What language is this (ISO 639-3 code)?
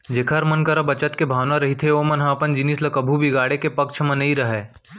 hne